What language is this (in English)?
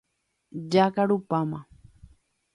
Guarani